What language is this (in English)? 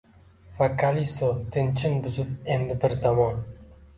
Uzbek